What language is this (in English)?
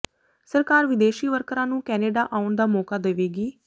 Punjabi